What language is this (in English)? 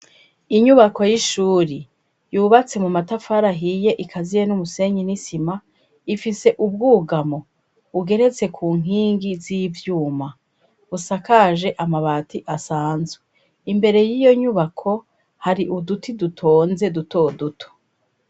Rundi